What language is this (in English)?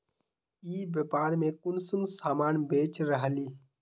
Magahi